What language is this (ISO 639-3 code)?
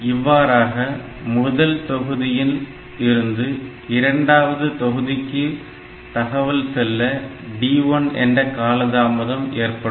tam